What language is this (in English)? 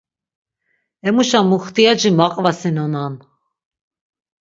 Laz